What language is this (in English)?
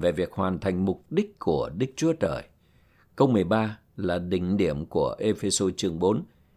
Vietnamese